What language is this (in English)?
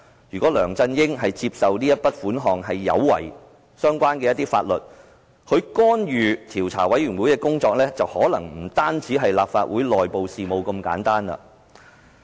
Cantonese